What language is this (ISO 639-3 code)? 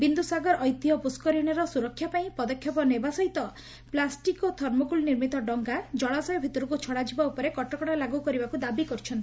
ori